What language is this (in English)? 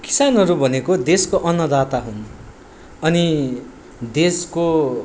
Nepali